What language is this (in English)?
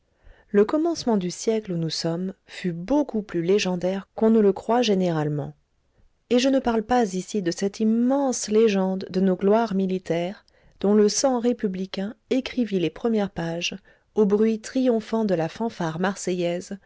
French